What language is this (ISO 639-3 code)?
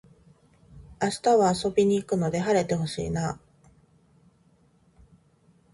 jpn